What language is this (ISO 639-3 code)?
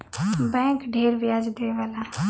bho